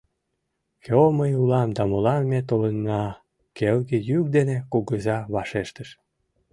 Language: Mari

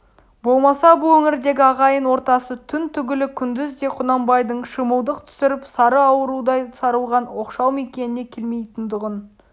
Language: Kazakh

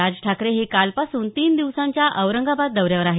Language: Marathi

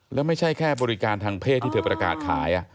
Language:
Thai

